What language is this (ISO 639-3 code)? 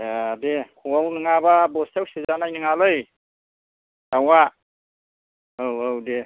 brx